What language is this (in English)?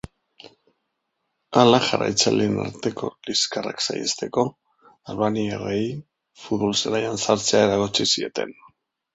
Basque